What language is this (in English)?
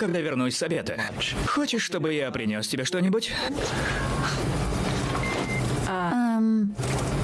Russian